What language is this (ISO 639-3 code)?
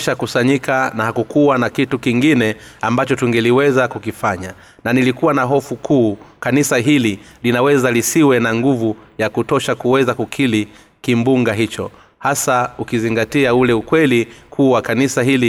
swa